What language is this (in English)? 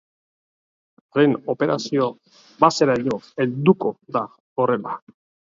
Basque